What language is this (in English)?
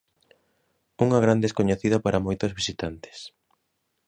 Galician